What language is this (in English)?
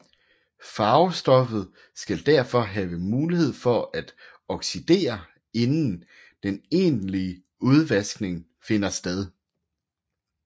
Danish